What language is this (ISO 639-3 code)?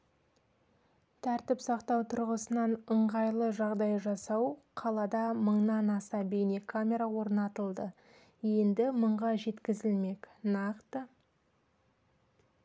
kaz